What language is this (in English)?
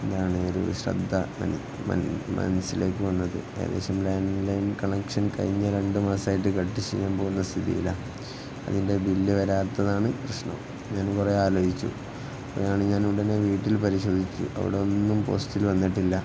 Malayalam